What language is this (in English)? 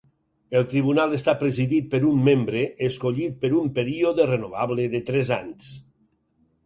Catalan